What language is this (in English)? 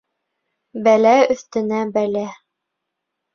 Bashkir